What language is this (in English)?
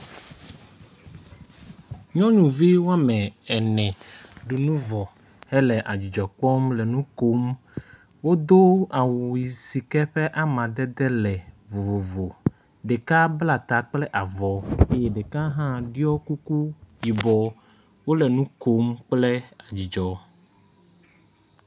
Ewe